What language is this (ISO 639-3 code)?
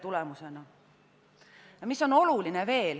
est